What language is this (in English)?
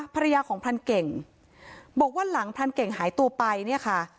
Thai